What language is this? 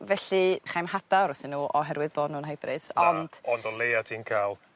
Welsh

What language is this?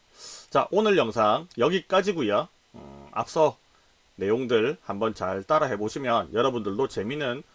Korean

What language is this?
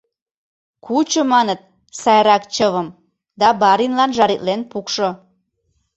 Mari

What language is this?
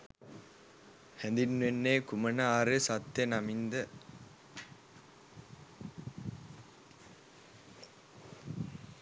Sinhala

